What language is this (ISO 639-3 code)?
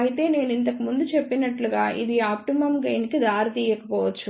tel